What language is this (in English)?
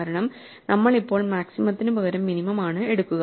Malayalam